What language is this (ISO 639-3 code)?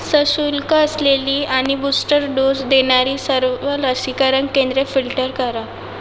mar